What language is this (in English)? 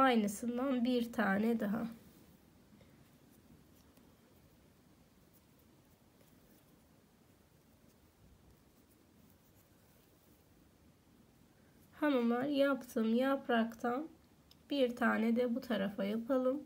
Turkish